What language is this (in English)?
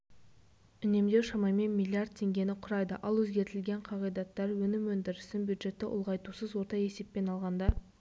Kazakh